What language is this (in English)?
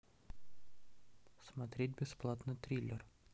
Russian